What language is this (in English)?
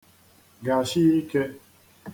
Igbo